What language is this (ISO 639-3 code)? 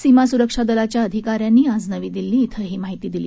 mar